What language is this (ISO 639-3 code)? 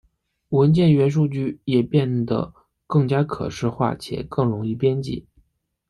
zho